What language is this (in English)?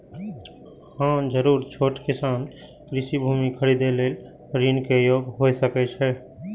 Maithili